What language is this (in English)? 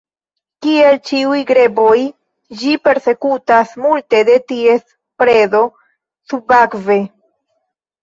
Esperanto